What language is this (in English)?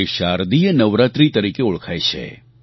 Gujarati